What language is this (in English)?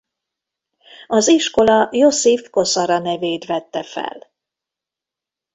Hungarian